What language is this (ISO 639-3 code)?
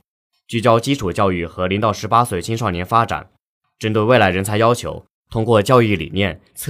zho